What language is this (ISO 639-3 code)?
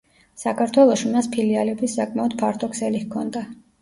kat